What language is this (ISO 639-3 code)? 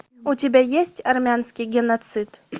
rus